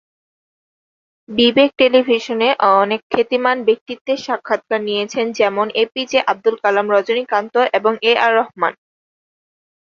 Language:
Bangla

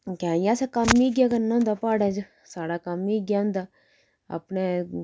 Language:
Dogri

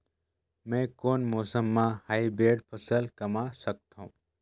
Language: Chhattisgarhi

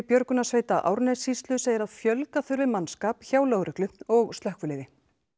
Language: Icelandic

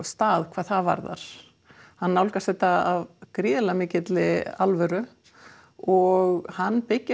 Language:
Icelandic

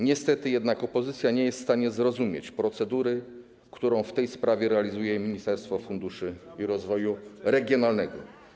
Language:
Polish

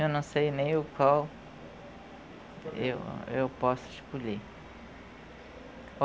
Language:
Portuguese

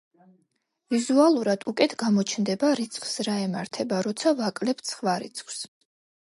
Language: Georgian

